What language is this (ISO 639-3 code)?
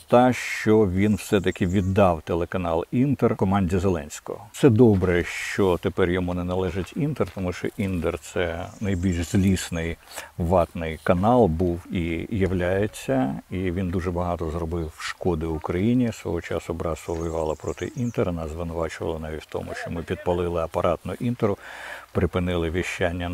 ukr